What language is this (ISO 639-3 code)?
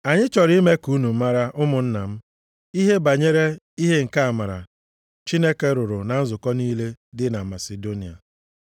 ibo